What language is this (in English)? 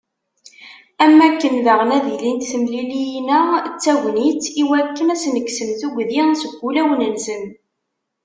Kabyle